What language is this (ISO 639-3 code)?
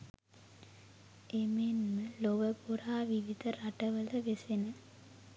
sin